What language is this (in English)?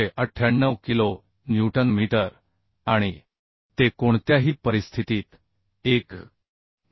Marathi